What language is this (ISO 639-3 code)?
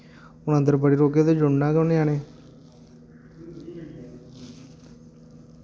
doi